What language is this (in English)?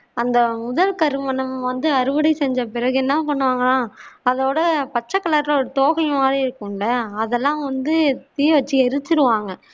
Tamil